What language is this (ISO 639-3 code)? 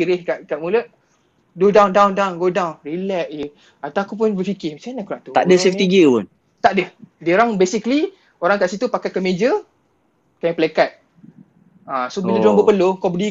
msa